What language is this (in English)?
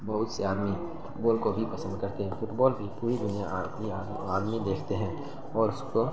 Urdu